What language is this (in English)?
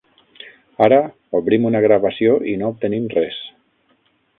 Catalan